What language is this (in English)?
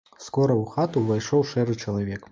Belarusian